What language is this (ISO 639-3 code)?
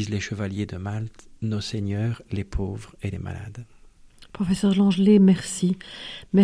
fra